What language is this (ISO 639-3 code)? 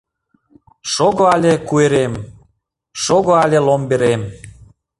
chm